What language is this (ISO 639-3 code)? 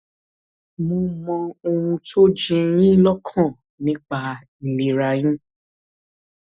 yor